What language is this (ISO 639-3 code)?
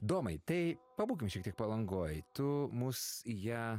lit